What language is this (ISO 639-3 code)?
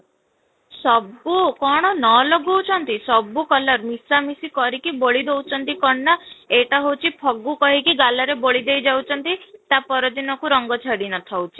ori